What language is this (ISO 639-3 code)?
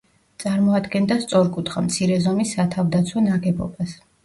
kat